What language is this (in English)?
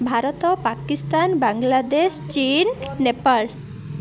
Odia